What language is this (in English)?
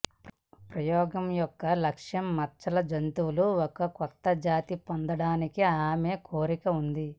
Telugu